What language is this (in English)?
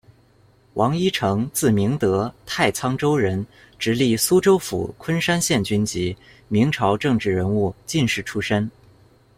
Chinese